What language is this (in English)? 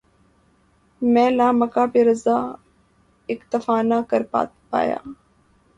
Urdu